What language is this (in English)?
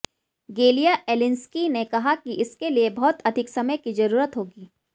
Hindi